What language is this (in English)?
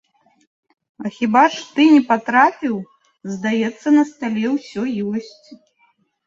Belarusian